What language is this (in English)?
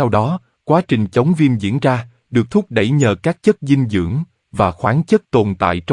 Vietnamese